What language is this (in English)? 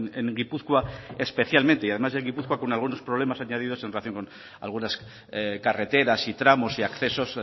Spanish